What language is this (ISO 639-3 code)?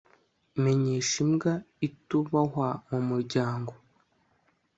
kin